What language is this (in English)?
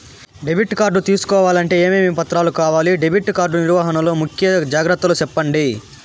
Telugu